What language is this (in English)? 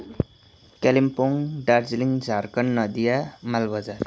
Nepali